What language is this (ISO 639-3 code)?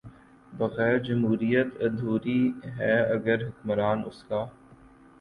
urd